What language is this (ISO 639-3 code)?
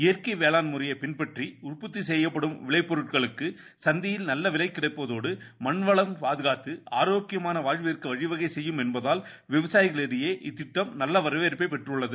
tam